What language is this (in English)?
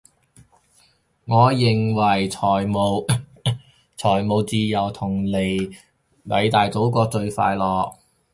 Cantonese